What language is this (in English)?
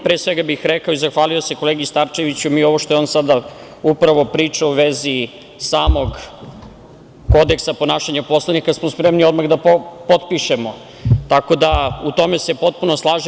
Serbian